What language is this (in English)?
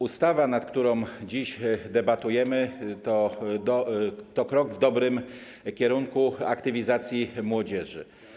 Polish